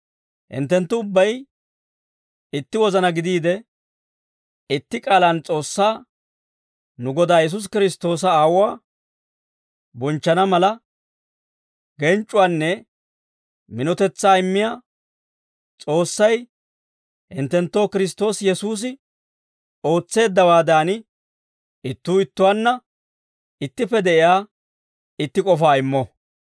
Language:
Dawro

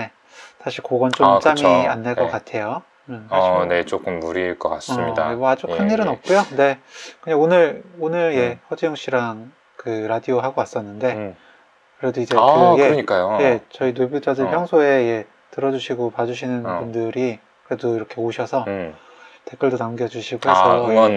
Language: Korean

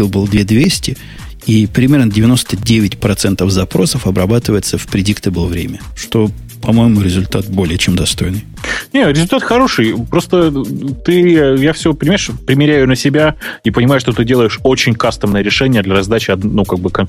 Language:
Russian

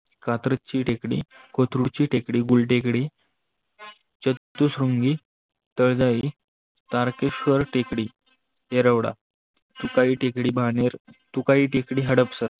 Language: Marathi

